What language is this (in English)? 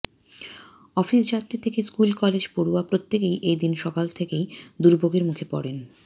Bangla